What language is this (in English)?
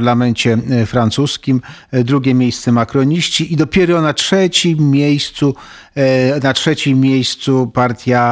Polish